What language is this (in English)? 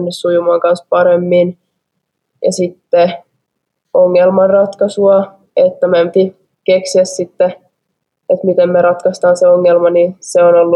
Finnish